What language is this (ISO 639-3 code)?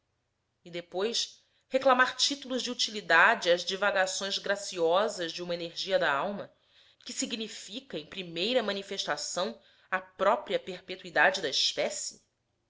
por